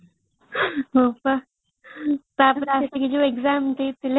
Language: Odia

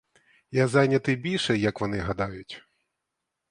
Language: Ukrainian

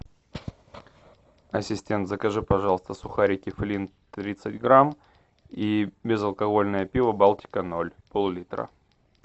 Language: Russian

